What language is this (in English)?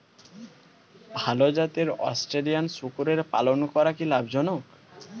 Bangla